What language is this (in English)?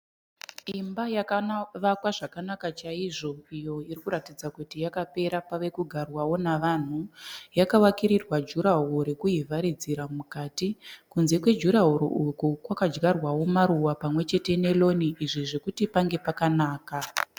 Shona